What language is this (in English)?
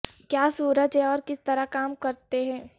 Urdu